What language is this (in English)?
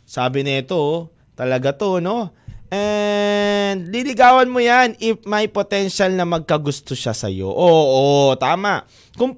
Filipino